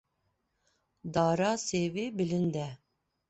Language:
Kurdish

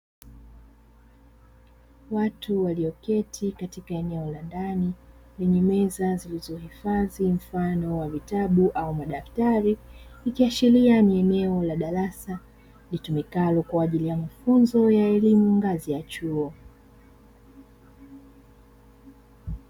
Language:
Swahili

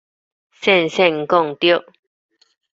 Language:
Min Nan Chinese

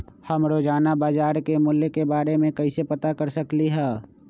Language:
Magahi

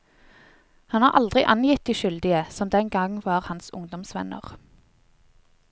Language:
Norwegian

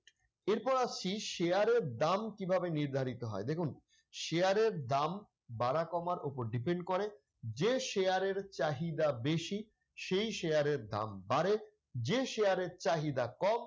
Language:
Bangla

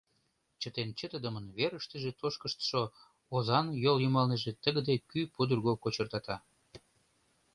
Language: Mari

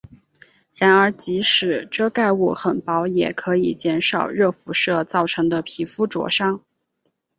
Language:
Chinese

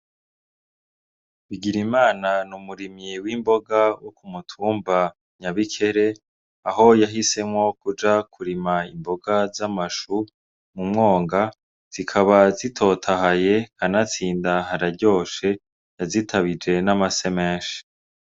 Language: Rundi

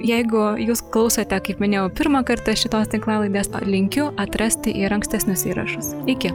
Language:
Lithuanian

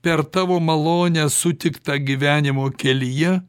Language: Lithuanian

